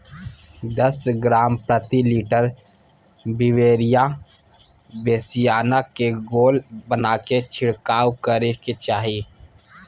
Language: Magahi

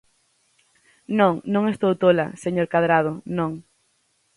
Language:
Galician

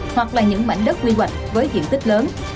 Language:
Vietnamese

